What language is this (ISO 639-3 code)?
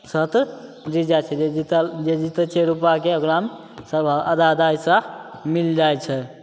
mai